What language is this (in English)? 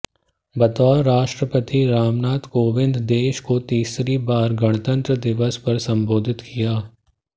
Hindi